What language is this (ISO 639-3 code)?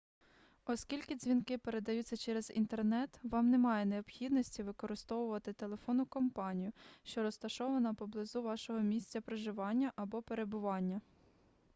ukr